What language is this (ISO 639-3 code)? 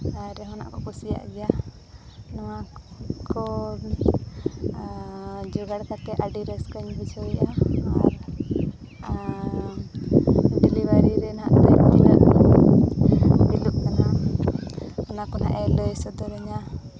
sat